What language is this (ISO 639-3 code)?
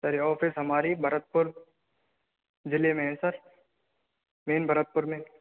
hin